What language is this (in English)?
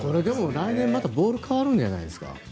Japanese